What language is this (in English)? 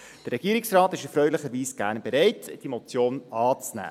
Swiss German